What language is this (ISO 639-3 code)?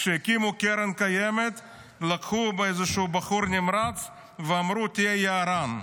heb